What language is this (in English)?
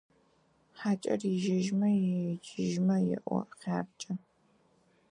Adyghe